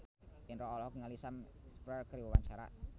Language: Sundanese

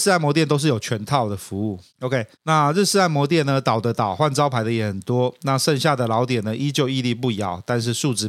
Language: Chinese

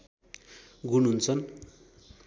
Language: Nepali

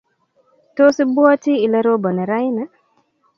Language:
Kalenjin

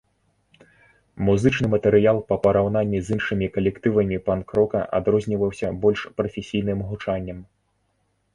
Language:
Belarusian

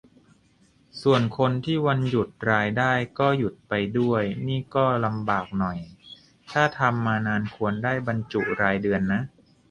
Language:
Thai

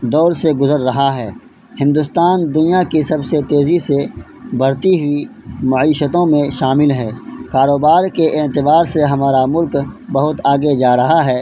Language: Urdu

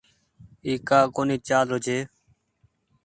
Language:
Goaria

